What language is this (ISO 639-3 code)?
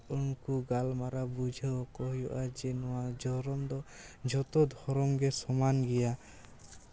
sat